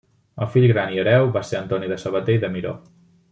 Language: Catalan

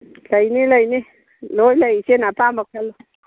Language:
Manipuri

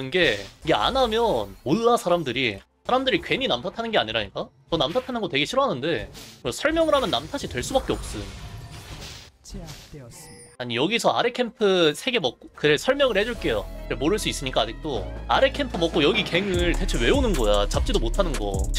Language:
Korean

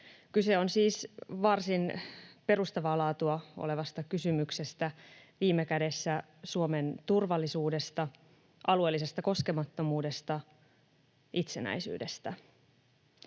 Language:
Finnish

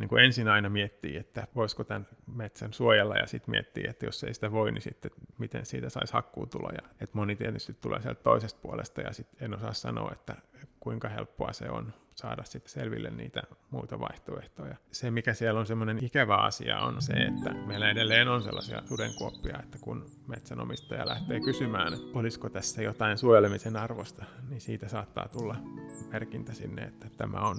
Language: Finnish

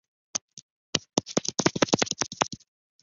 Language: Chinese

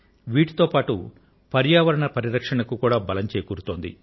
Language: Telugu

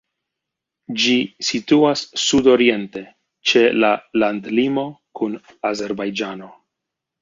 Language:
Esperanto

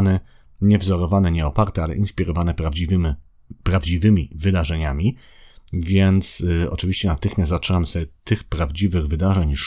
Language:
Polish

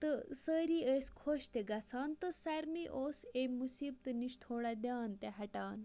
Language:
Kashmiri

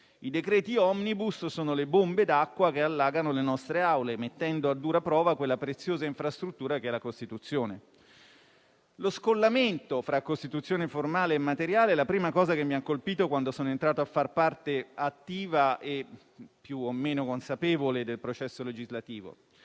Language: Italian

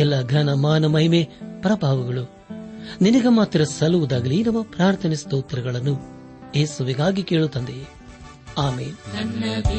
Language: Kannada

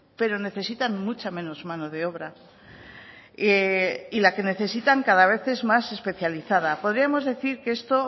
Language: Spanish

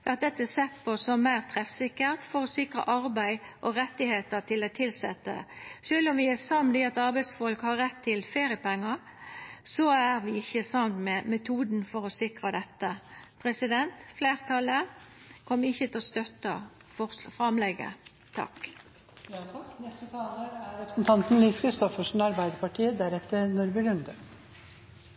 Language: Norwegian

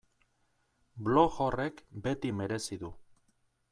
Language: Basque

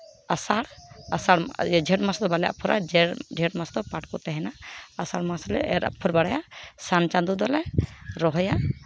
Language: Santali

